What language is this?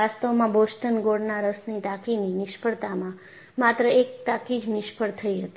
Gujarati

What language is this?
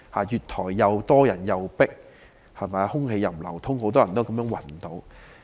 Cantonese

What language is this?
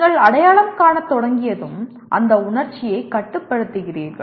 Tamil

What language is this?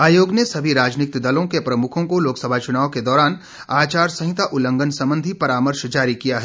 Hindi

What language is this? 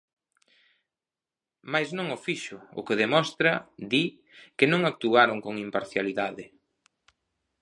Galician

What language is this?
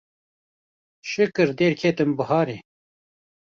Kurdish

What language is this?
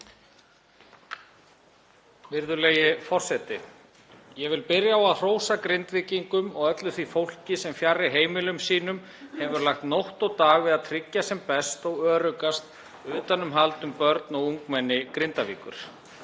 Icelandic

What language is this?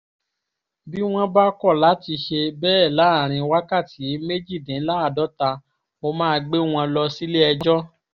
Yoruba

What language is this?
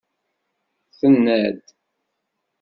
Kabyle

